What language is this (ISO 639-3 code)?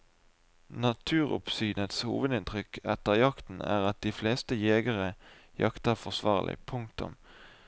nor